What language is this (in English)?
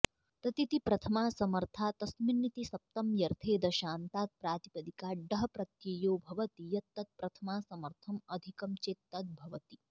Sanskrit